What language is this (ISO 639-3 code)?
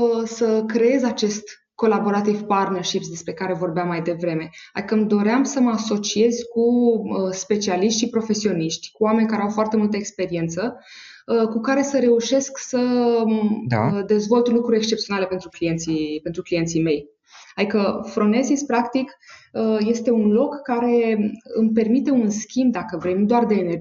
ron